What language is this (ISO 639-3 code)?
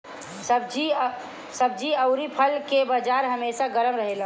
bho